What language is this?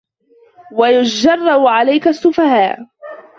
Arabic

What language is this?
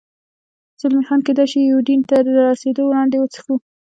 Pashto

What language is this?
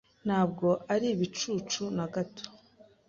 Kinyarwanda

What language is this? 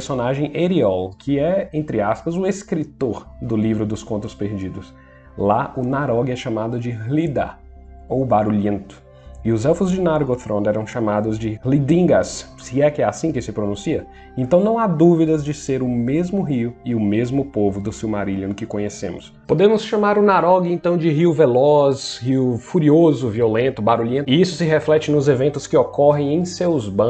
Portuguese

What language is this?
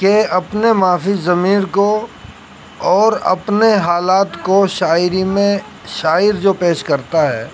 Urdu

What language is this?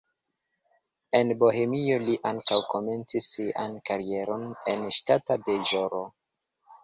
Esperanto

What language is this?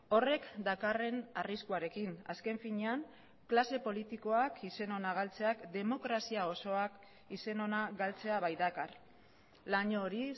Basque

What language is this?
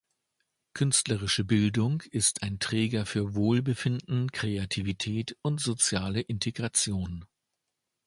German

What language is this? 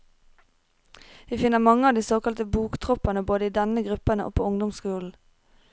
Norwegian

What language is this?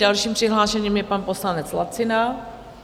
Czech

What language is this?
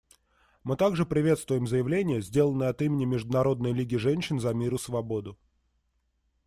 Russian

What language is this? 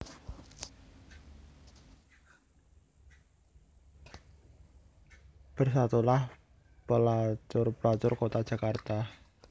Javanese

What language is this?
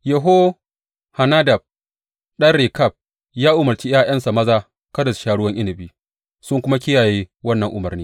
Hausa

